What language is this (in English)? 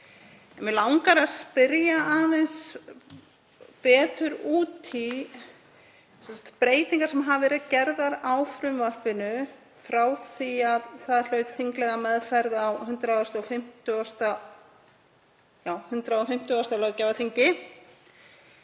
Icelandic